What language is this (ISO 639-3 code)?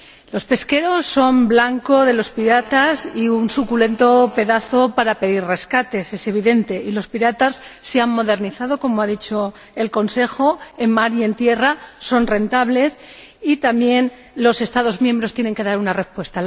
spa